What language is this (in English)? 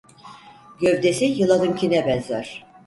Turkish